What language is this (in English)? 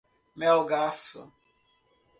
Portuguese